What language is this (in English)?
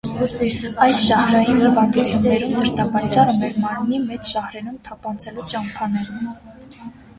Armenian